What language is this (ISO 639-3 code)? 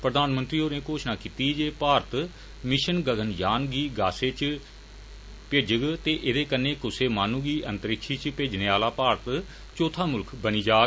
doi